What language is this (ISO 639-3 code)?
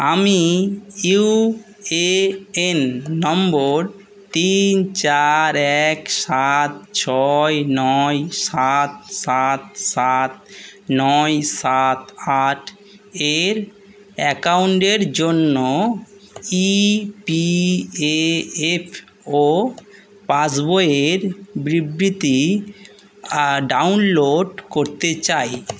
ben